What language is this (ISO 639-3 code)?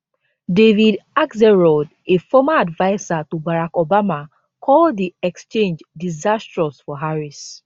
pcm